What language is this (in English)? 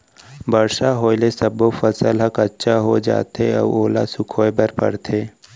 Chhattisgarhi